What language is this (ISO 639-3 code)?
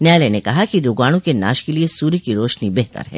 hin